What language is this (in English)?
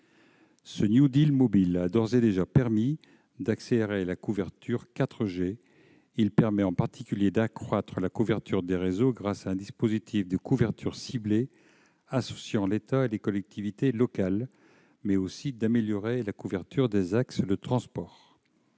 French